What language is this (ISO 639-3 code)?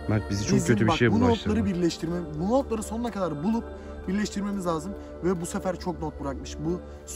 tur